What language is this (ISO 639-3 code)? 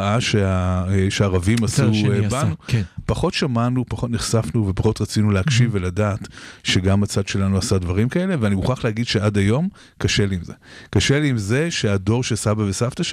heb